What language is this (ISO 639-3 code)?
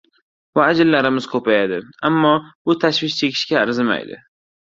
uzb